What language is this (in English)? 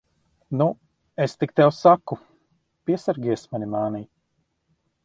Latvian